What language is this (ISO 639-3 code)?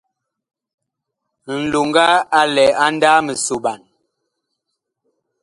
bkh